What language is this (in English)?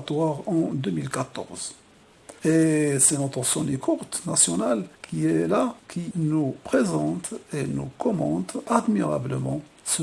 French